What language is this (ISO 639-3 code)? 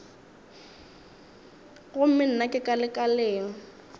nso